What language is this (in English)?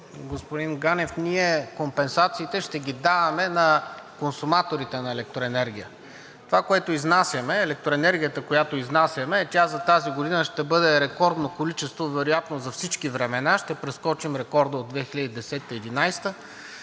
Bulgarian